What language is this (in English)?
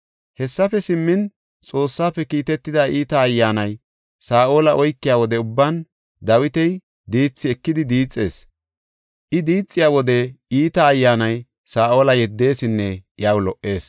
Gofa